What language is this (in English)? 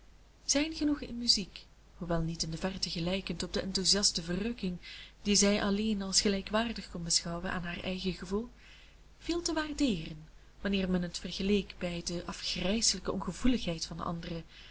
Dutch